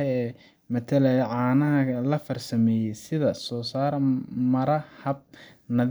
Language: Somali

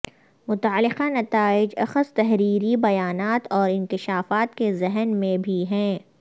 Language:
Urdu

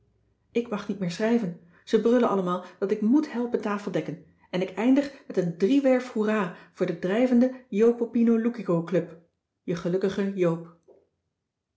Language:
Dutch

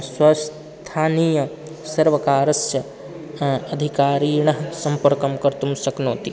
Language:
Sanskrit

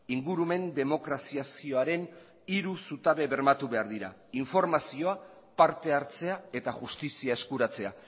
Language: Basque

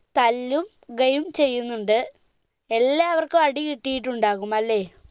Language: Malayalam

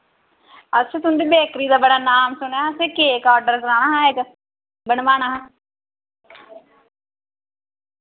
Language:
Dogri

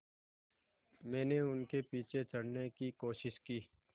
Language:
Hindi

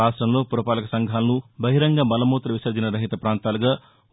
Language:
Telugu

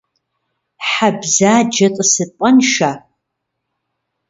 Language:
Kabardian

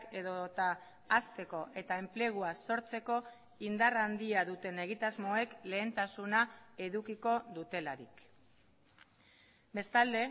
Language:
Basque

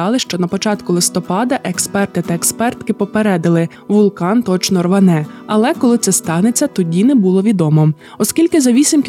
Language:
Ukrainian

